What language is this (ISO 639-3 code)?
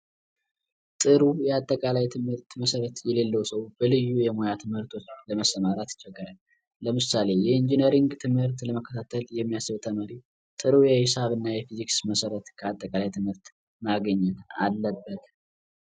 amh